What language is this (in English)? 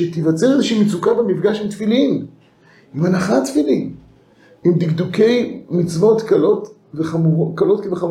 Hebrew